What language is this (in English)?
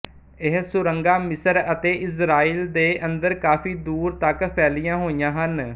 Punjabi